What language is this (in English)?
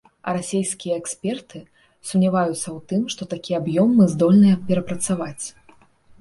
Belarusian